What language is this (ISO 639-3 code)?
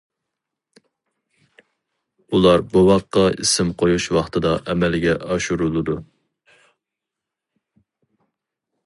uig